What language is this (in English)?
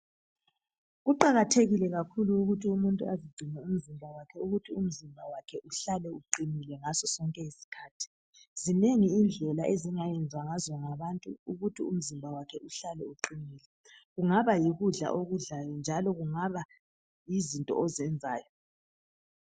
North Ndebele